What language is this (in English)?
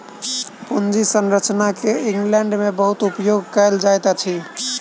Maithili